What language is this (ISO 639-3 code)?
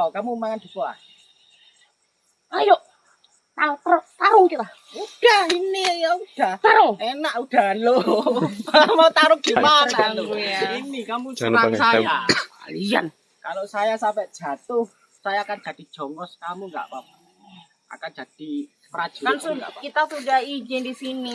ind